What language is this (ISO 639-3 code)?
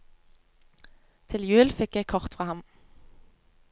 nor